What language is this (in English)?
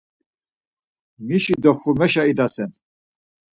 Laz